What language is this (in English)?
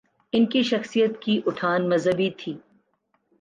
Urdu